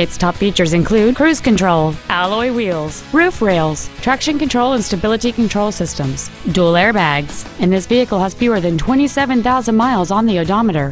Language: English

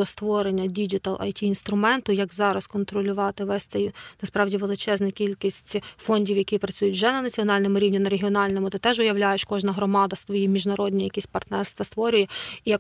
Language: Ukrainian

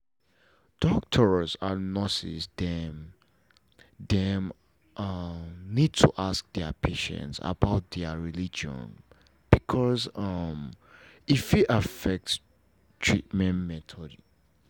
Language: Nigerian Pidgin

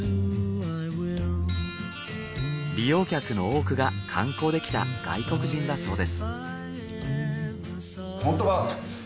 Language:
Japanese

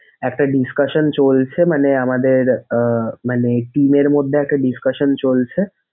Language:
Bangla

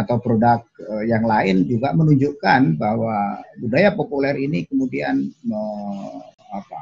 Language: Indonesian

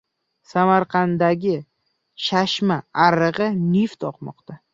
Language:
Uzbek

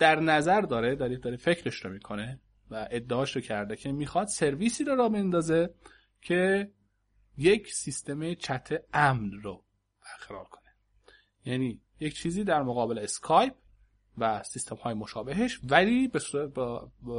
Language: Persian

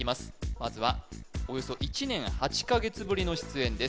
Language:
Japanese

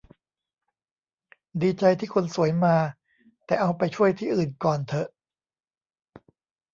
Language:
Thai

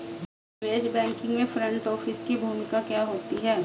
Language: Hindi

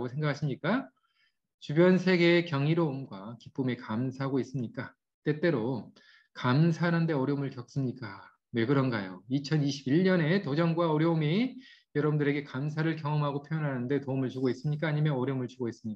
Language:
Korean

